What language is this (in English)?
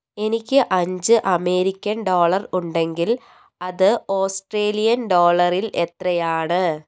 Malayalam